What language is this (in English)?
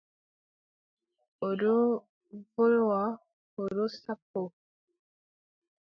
Adamawa Fulfulde